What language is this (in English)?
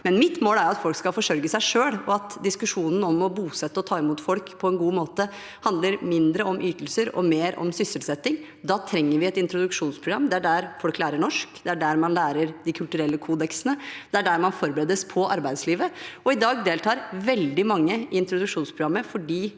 Norwegian